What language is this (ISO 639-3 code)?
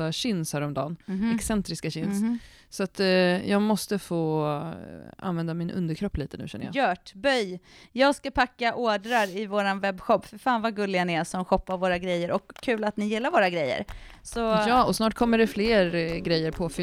swe